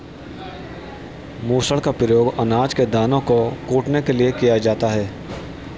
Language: Hindi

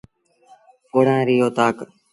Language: Sindhi Bhil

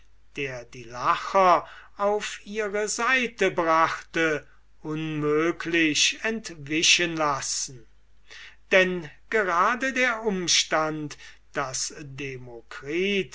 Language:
German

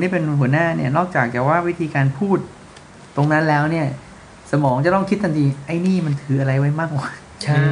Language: Thai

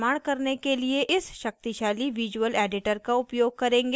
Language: Hindi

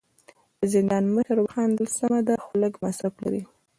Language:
Pashto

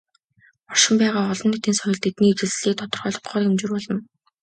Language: Mongolian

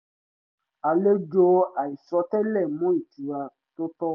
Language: Yoruba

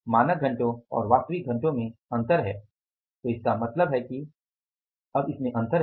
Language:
Hindi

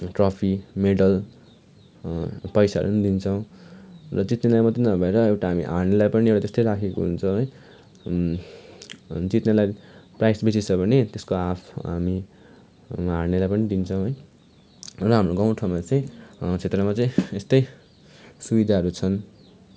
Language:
Nepali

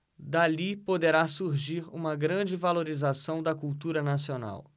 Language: Portuguese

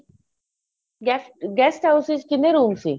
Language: Punjabi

